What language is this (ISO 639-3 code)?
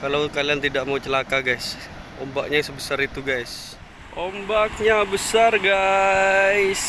ind